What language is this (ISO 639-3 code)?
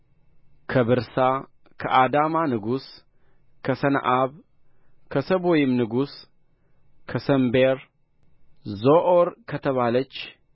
amh